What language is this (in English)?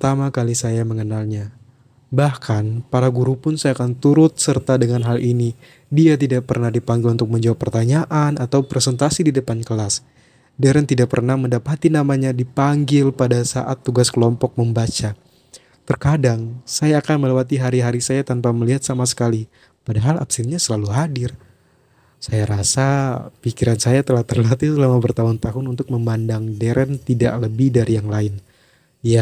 Indonesian